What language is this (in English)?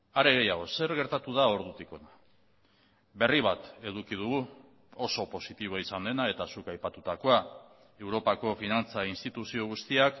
Basque